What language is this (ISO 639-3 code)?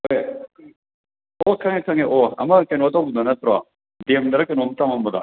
mni